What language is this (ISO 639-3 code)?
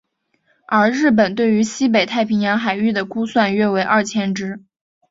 zho